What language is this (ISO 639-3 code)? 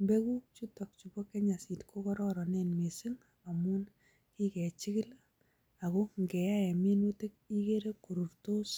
kln